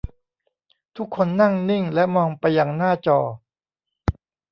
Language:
Thai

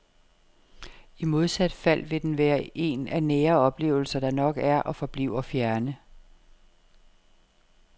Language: Danish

